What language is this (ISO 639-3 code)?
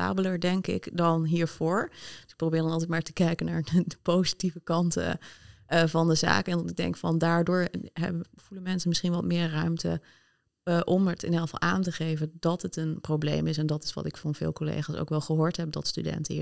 nld